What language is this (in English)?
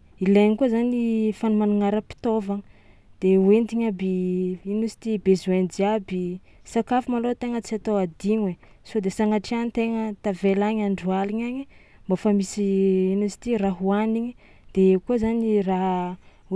Tsimihety Malagasy